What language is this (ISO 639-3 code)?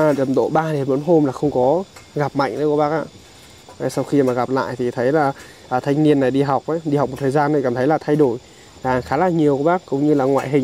vie